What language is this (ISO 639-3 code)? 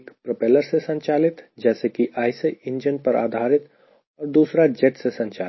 hin